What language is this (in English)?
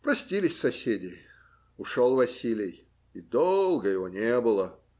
Russian